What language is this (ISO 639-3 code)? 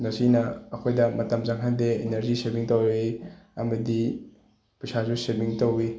mni